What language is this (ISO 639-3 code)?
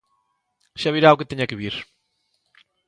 glg